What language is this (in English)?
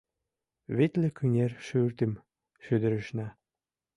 Mari